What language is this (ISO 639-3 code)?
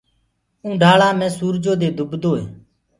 ggg